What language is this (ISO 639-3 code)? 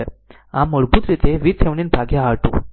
guj